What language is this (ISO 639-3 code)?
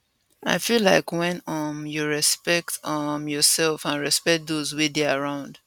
pcm